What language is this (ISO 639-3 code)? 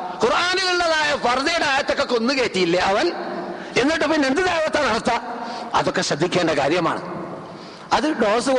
mal